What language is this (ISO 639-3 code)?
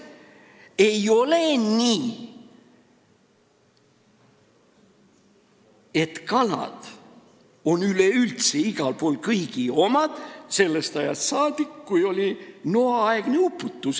est